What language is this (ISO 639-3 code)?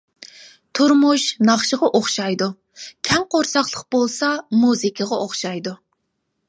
uig